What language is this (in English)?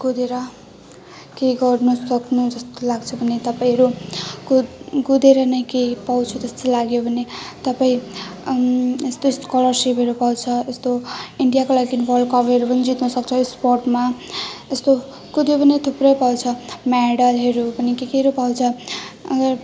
Nepali